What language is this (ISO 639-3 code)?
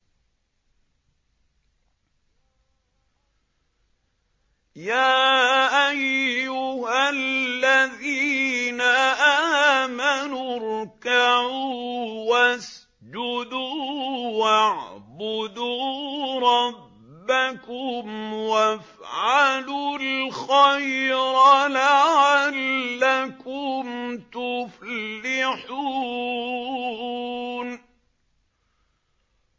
ara